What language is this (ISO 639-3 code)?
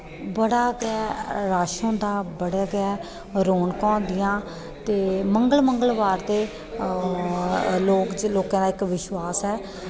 doi